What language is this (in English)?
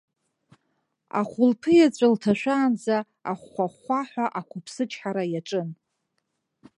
Abkhazian